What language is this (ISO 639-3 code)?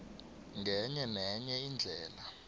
nbl